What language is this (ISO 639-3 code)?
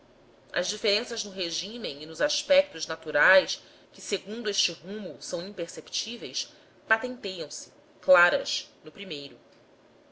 por